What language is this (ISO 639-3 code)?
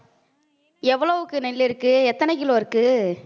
tam